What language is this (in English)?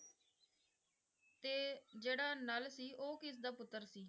Punjabi